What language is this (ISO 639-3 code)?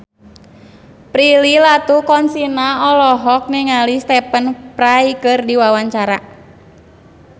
sun